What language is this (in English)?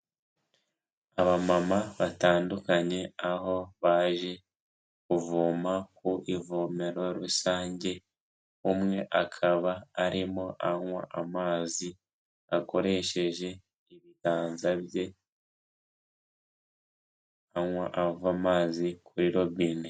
Kinyarwanda